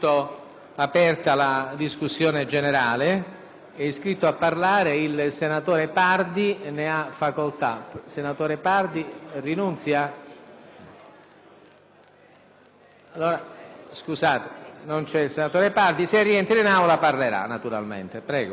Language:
Italian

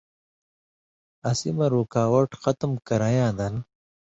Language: Indus Kohistani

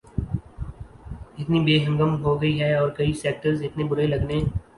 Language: Urdu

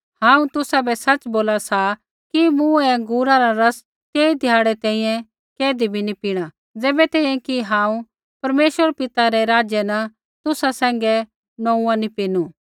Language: Kullu Pahari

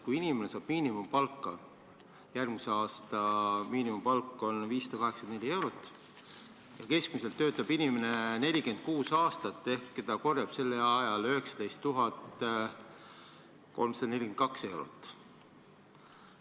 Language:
Estonian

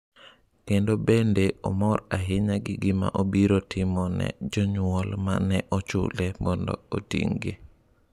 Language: Luo (Kenya and Tanzania)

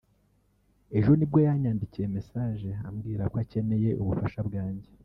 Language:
Kinyarwanda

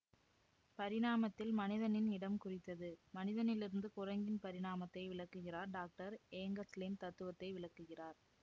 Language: Tamil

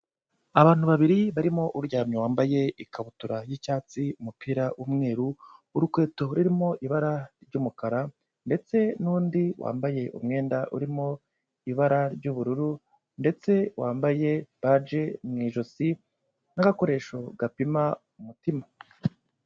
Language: Kinyarwanda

